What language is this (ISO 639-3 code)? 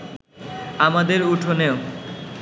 ben